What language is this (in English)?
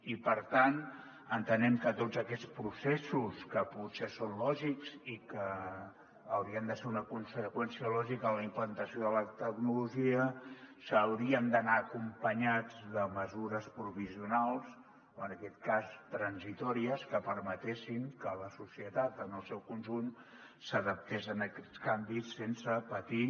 Catalan